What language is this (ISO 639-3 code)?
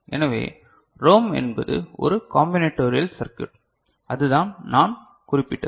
tam